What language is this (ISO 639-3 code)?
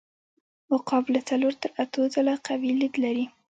pus